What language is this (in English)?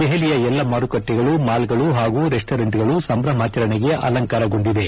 Kannada